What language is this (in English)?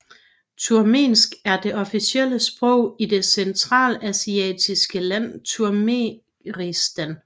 Danish